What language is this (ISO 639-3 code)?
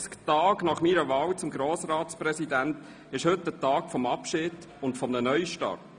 gsw